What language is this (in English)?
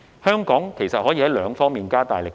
Cantonese